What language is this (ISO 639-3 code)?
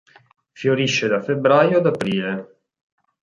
ita